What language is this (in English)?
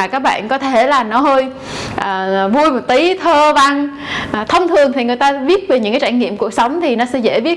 Vietnamese